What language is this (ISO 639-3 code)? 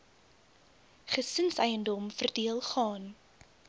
afr